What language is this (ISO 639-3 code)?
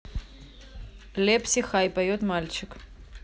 rus